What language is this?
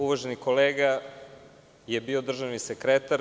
Serbian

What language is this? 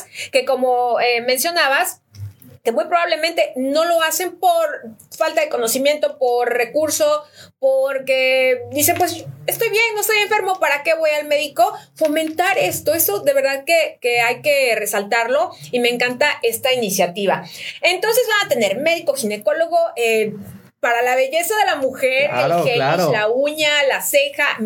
Spanish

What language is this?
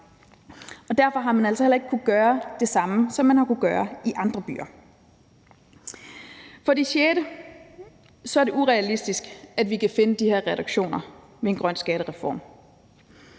Danish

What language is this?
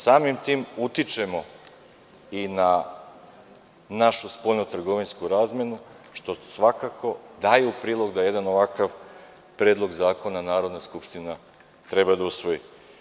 Serbian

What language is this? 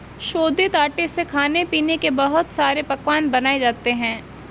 Hindi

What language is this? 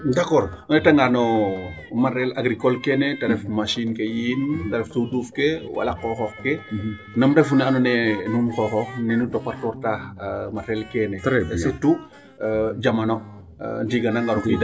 Serer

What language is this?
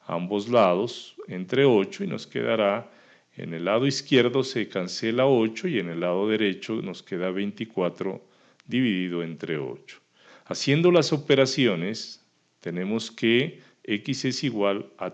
Spanish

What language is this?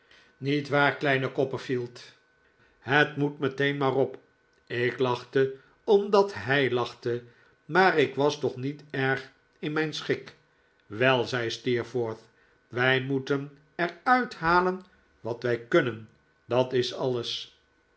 Dutch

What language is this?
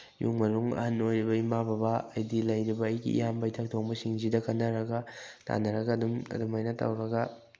Manipuri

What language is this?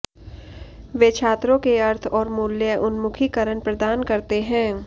Hindi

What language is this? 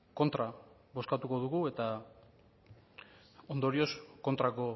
Basque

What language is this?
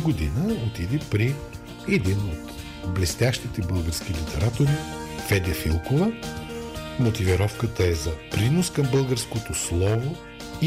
Bulgarian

